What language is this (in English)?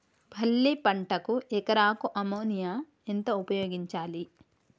Telugu